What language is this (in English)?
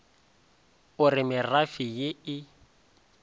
Northern Sotho